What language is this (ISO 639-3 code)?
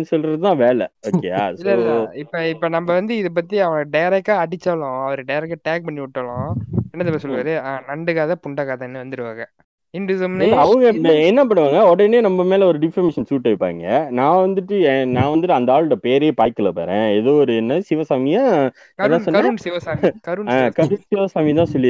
tam